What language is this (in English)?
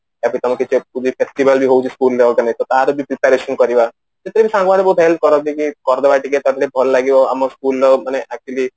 Odia